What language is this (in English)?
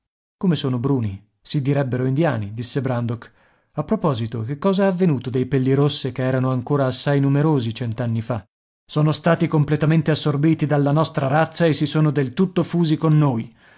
Italian